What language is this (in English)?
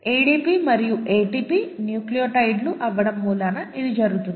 Telugu